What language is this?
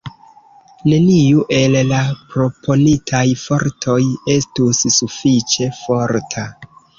Esperanto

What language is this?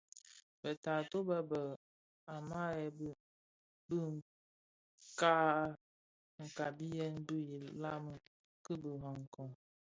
Bafia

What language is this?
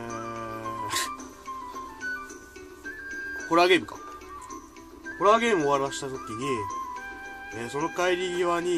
Japanese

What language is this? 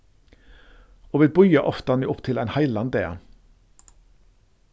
Faroese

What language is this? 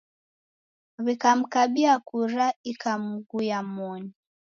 Taita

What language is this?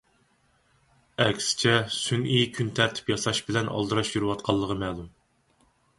Uyghur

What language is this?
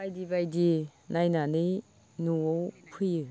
Bodo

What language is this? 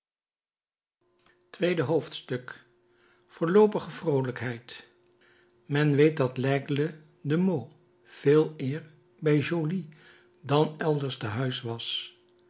Dutch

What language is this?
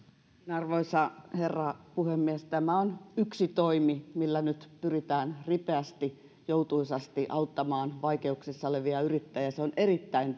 Finnish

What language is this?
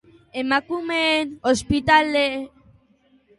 Basque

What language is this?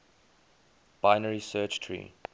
English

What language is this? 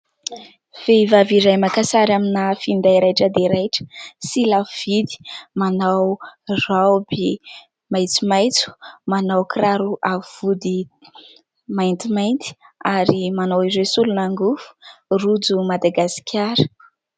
Malagasy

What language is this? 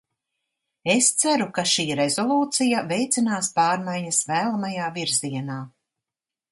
Latvian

